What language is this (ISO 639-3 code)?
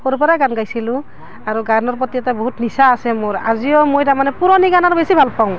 asm